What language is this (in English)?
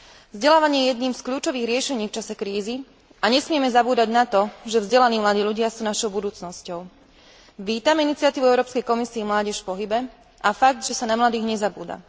Slovak